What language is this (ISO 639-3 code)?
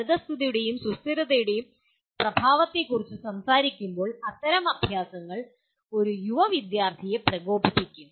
mal